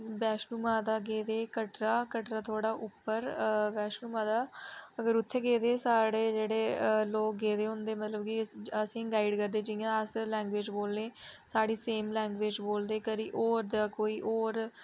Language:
Dogri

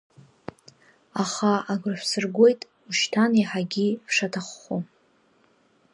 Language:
Abkhazian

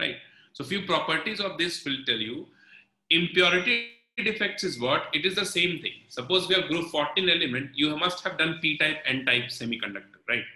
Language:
English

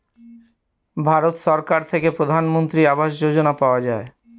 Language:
Bangla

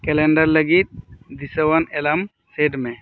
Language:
Santali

